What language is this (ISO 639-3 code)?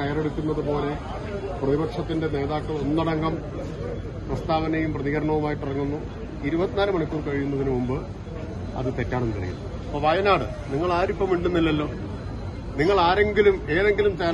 mal